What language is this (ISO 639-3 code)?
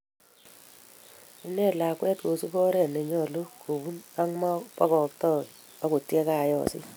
kln